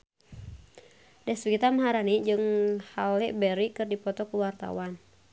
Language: Sundanese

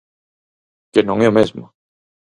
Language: Galician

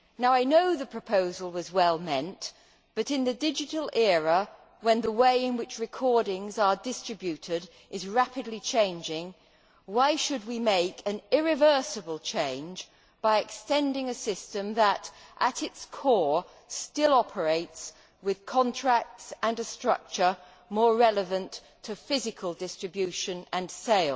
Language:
English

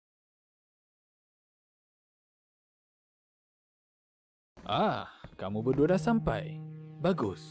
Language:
Malay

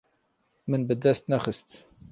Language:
Kurdish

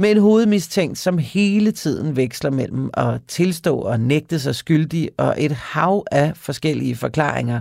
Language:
Danish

